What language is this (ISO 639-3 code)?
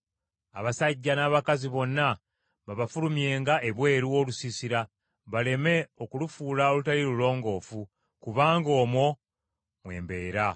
lug